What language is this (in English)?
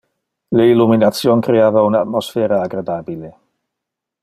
Interlingua